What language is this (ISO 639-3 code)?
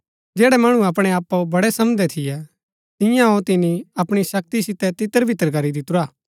gbk